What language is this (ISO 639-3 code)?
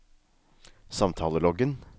nor